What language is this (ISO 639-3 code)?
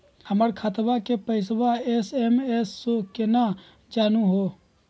mag